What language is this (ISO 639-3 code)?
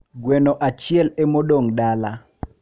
luo